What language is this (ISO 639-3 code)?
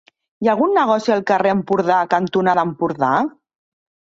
cat